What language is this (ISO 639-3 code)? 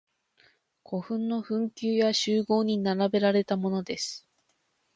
jpn